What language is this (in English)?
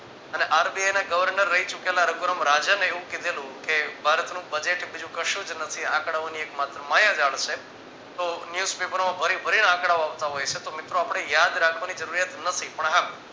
Gujarati